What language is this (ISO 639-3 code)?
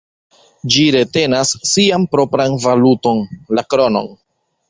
epo